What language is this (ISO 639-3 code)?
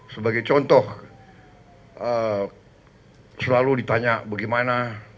ind